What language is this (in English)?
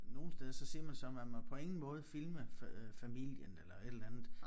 Danish